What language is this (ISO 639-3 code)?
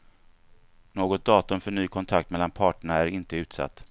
swe